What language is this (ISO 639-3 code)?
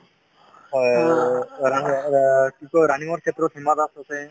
asm